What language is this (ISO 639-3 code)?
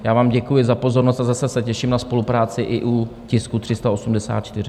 ces